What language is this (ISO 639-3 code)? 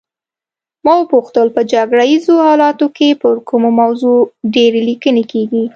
pus